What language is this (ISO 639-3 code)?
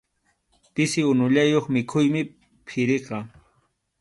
qxu